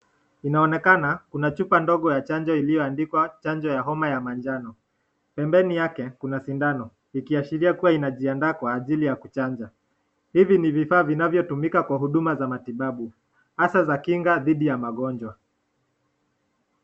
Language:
Swahili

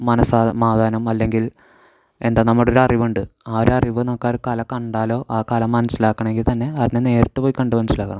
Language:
Malayalam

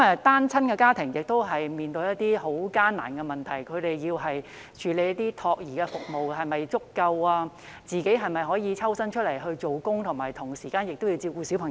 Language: Cantonese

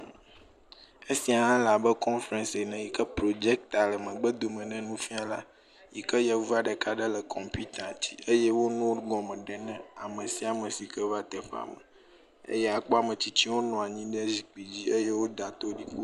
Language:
Ewe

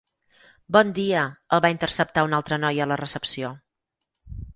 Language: Catalan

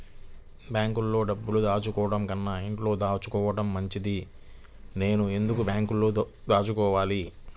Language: Telugu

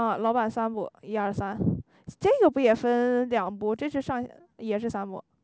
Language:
Chinese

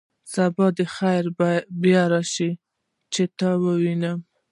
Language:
Pashto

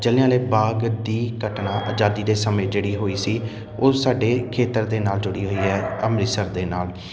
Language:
Punjabi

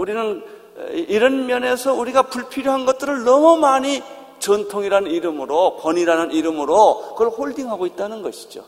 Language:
Korean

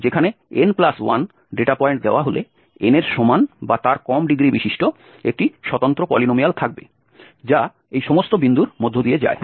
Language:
Bangla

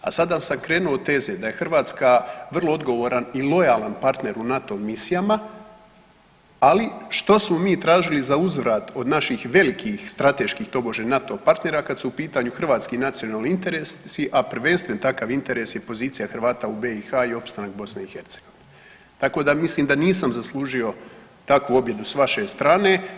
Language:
Croatian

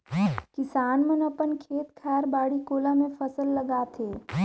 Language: Chhattisgarhi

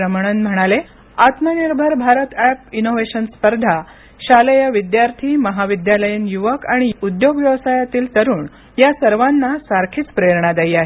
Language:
Marathi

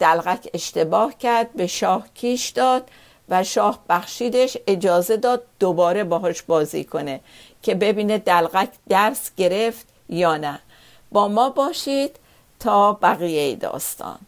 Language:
Persian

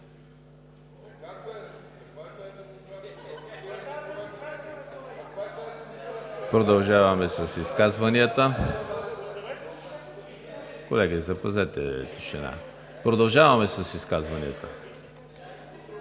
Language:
Bulgarian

